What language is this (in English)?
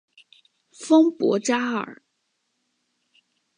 Chinese